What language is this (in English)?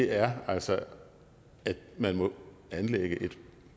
Danish